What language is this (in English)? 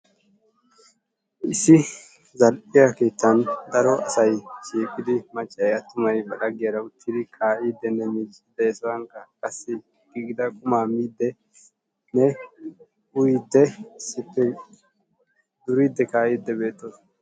Wolaytta